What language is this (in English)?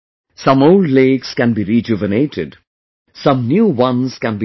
English